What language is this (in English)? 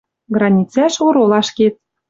Western Mari